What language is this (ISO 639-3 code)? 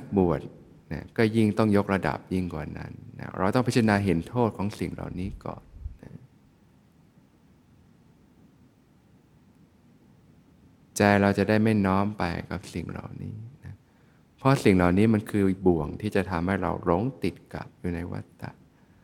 tha